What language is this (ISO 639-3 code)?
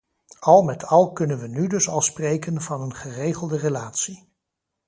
nld